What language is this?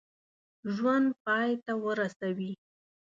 Pashto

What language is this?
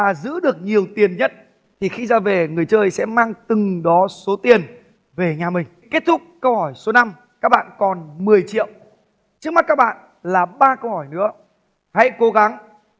Vietnamese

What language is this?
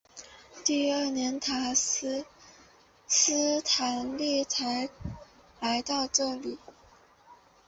Chinese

